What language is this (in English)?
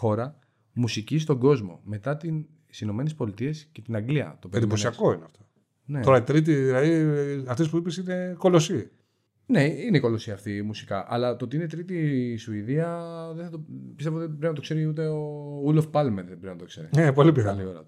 Greek